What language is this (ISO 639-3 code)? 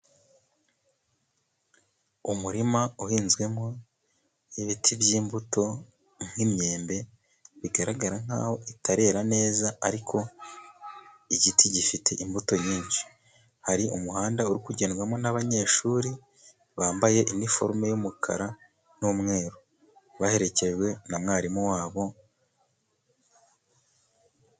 kin